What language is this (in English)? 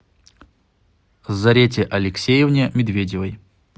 Russian